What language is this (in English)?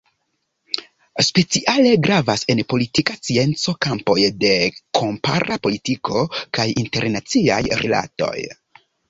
Esperanto